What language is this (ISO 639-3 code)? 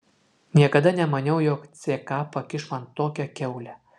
lit